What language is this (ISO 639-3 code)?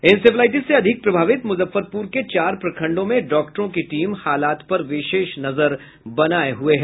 hin